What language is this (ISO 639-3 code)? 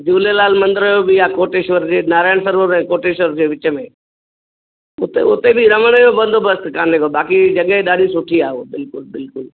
snd